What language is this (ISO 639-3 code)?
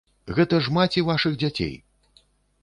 bel